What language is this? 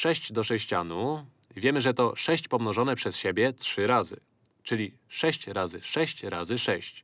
Polish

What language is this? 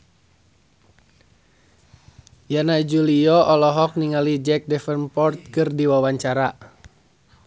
Sundanese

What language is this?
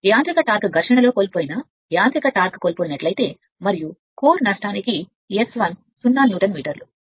Telugu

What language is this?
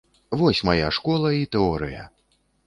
Belarusian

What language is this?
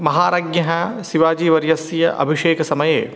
Sanskrit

